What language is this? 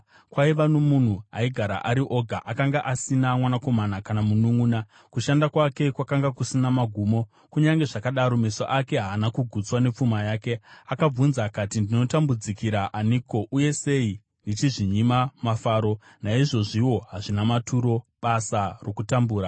Shona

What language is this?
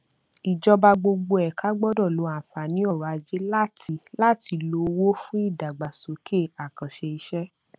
Yoruba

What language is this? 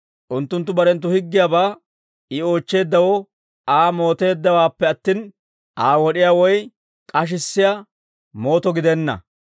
Dawro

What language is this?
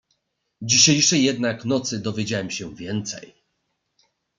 Polish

